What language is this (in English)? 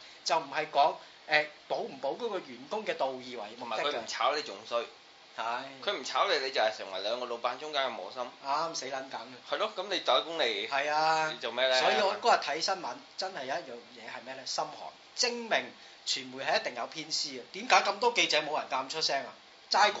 Chinese